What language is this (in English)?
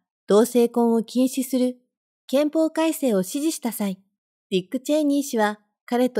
Japanese